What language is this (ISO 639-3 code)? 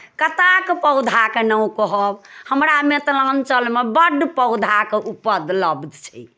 mai